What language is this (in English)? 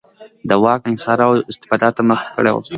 Pashto